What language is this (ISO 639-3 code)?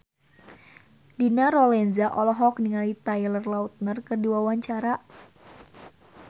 sun